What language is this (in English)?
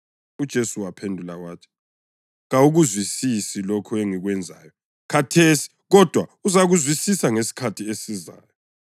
North Ndebele